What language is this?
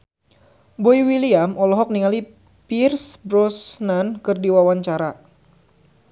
Sundanese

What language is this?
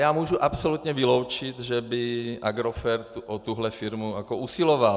Czech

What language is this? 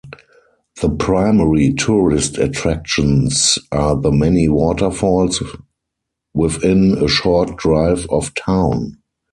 English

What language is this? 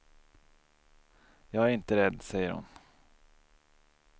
Swedish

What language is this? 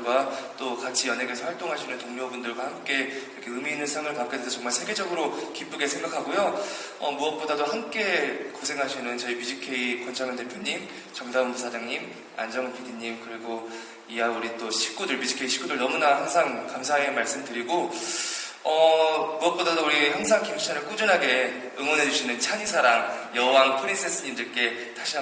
Korean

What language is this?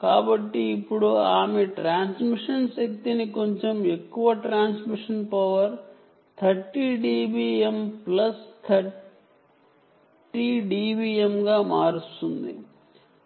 Telugu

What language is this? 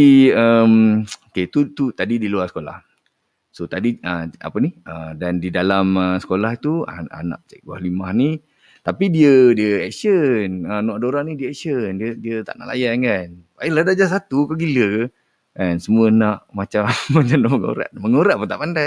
Malay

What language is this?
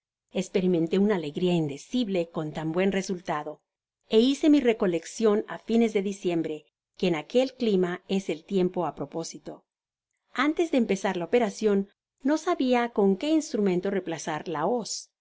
Spanish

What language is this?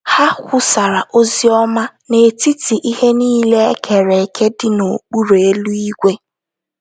Igbo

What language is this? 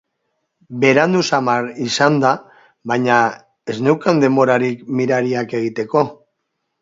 Basque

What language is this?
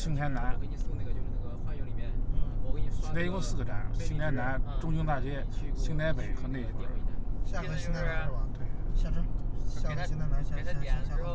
Chinese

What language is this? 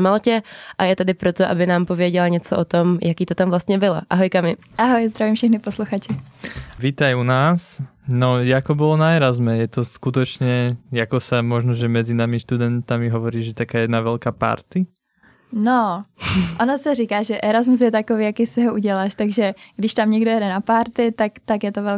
Czech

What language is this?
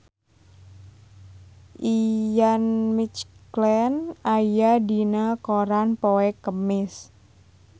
Sundanese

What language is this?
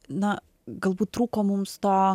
Lithuanian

